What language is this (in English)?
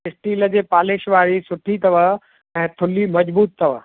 Sindhi